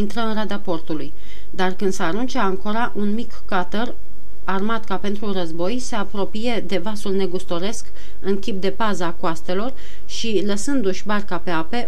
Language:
Romanian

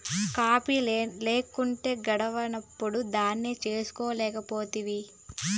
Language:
Telugu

